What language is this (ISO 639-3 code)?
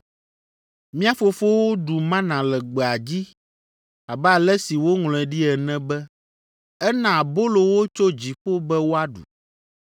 ewe